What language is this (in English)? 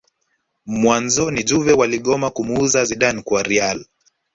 Swahili